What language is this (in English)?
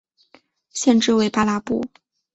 Chinese